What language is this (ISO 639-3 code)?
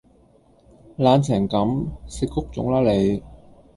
yue